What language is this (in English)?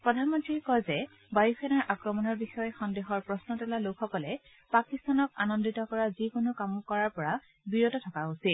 Assamese